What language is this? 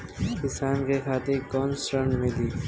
Bhojpuri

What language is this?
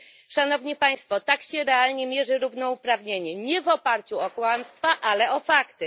Polish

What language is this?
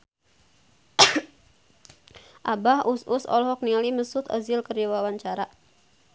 Sundanese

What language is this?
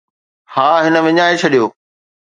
Sindhi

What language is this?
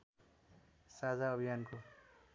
Nepali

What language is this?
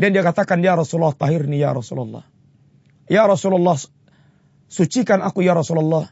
Malay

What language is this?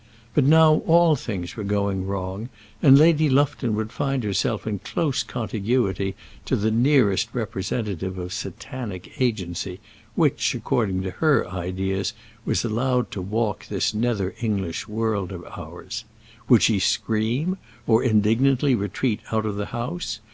English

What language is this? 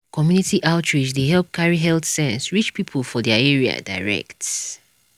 Nigerian Pidgin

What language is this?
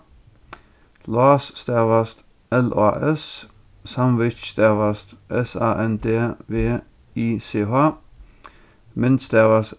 Faroese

